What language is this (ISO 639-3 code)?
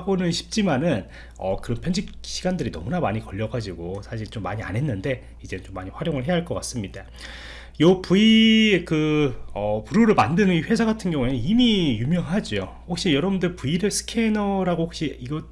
kor